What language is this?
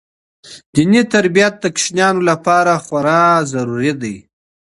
Pashto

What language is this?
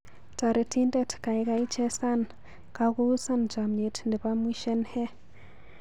Kalenjin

